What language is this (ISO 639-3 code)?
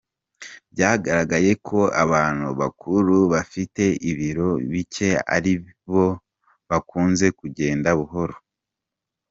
kin